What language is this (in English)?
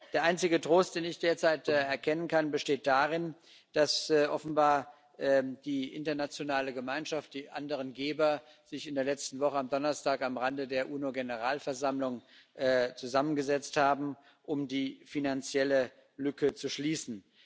German